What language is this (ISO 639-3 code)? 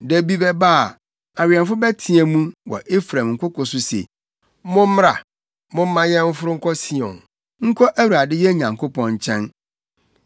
aka